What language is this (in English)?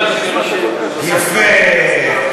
Hebrew